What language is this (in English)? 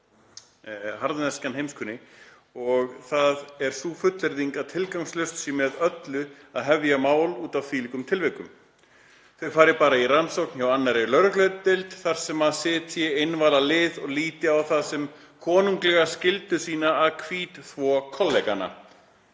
Icelandic